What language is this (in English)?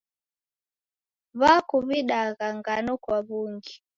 Taita